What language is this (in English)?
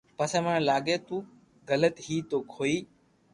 Loarki